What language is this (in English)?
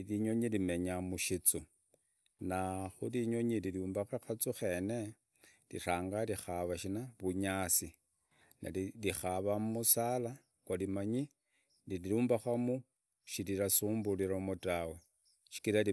Idakho-Isukha-Tiriki